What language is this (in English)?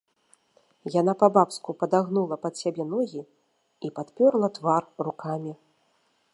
Belarusian